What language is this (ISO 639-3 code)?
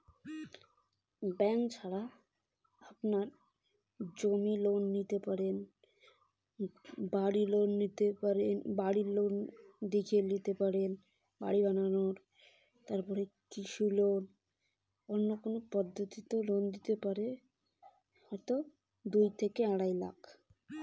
ben